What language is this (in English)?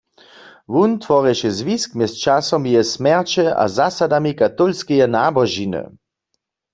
Upper Sorbian